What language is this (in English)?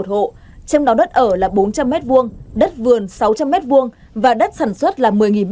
Vietnamese